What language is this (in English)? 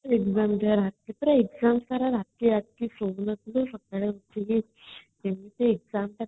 Odia